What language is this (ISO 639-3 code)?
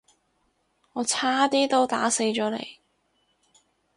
yue